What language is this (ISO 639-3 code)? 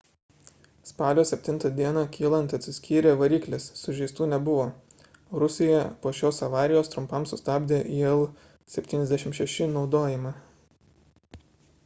lit